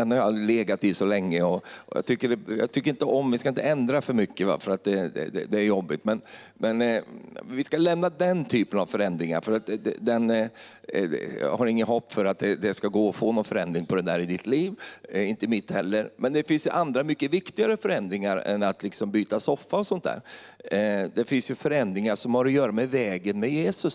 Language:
Swedish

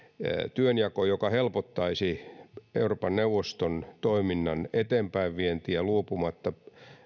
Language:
Finnish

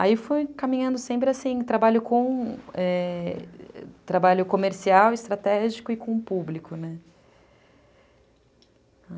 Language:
Portuguese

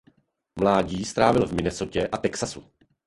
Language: Czech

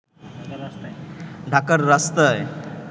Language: Bangla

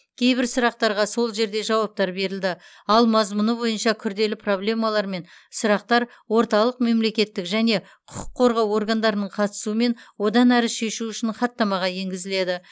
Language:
Kazakh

